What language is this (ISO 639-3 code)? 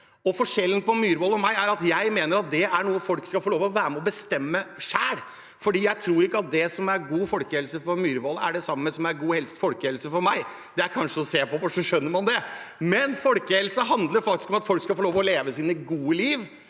nor